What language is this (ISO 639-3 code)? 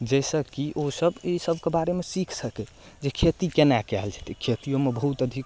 mai